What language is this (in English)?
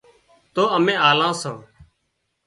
Wadiyara Koli